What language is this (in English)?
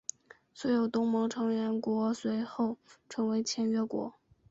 Chinese